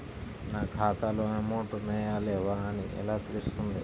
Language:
Telugu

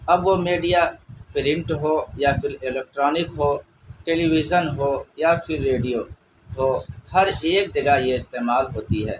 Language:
Urdu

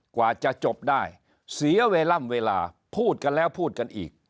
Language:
Thai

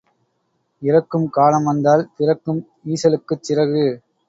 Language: Tamil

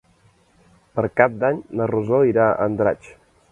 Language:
Catalan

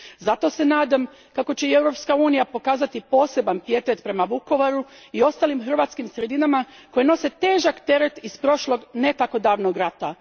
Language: Croatian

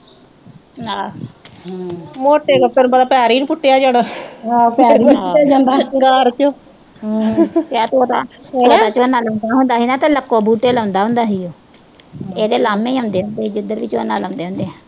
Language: Punjabi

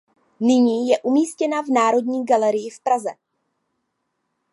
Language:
Czech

